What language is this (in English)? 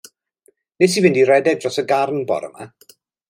Welsh